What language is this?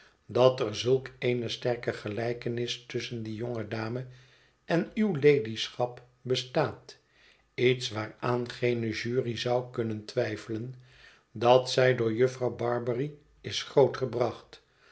Dutch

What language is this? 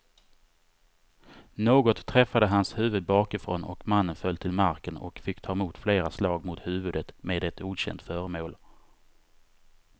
Swedish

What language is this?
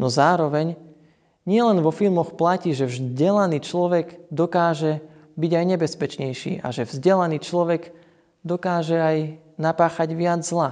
Slovak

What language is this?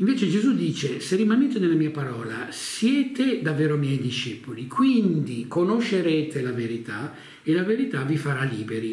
Italian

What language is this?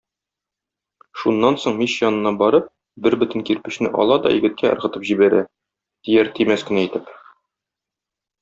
Tatar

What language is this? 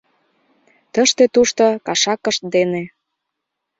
Mari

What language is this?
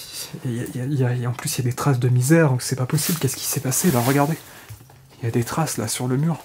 French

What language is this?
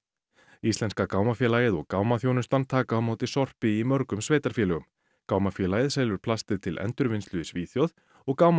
Icelandic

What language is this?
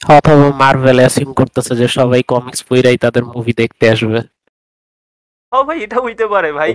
Bangla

